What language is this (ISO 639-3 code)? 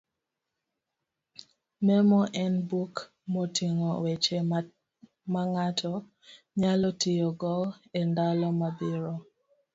luo